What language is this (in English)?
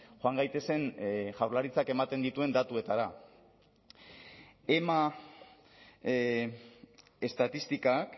Basque